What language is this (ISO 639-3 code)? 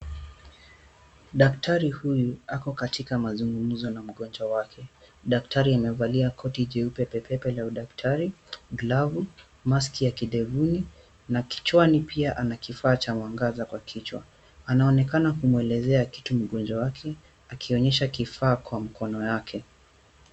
swa